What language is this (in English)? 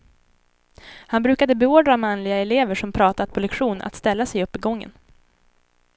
Swedish